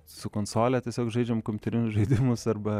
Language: Lithuanian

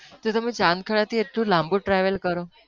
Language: Gujarati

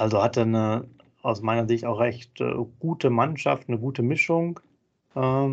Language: German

